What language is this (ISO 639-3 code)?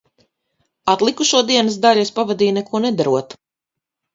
lav